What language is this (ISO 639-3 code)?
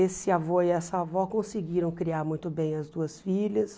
por